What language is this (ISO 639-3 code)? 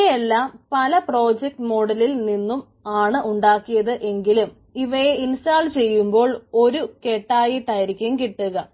mal